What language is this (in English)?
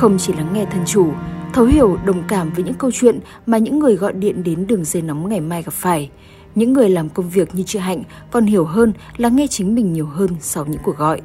Vietnamese